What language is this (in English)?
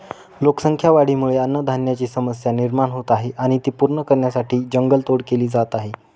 Marathi